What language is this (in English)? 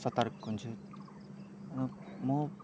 Nepali